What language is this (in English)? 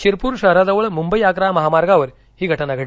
Marathi